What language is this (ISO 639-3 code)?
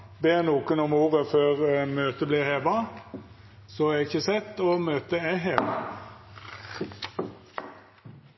nno